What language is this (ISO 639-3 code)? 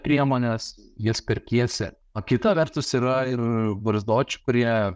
lit